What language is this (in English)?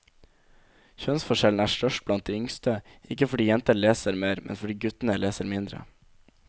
Norwegian